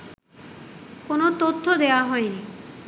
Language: Bangla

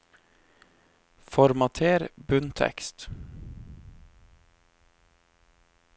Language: Norwegian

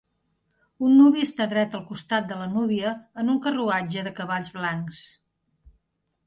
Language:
Catalan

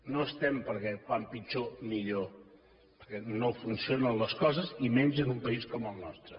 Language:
Catalan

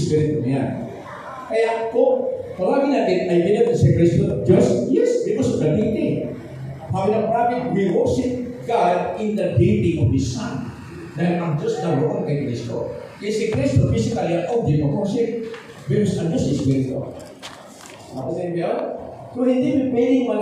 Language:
Filipino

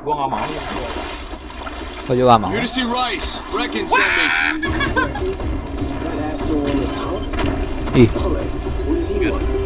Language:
Indonesian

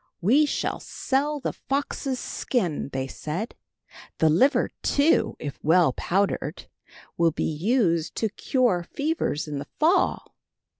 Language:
English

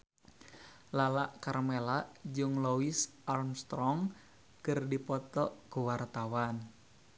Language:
Sundanese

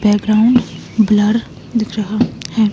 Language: Hindi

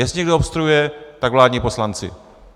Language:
Czech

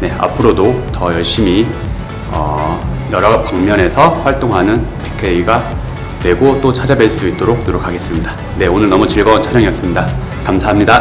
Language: Korean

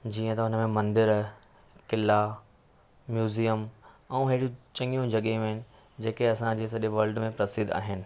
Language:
Sindhi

